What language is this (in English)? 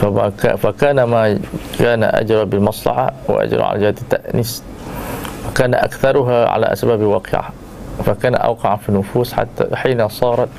Malay